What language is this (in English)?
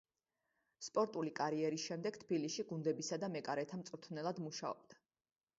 Georgian